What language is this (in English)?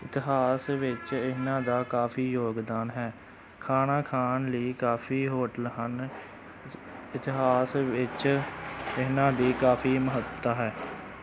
Punjabi